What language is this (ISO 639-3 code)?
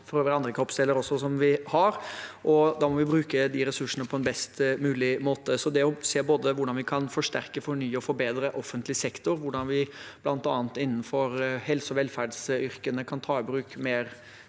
nor